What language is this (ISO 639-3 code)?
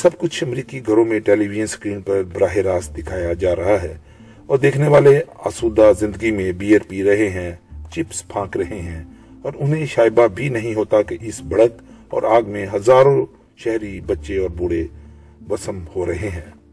urd